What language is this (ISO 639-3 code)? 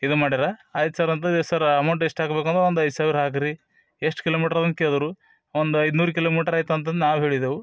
kan